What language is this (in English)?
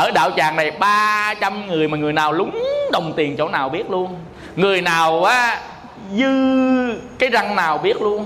Vietnamese